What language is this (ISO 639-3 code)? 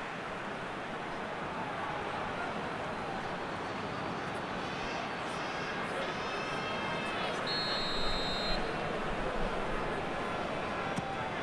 vie